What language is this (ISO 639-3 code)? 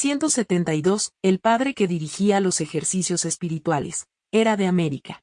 spa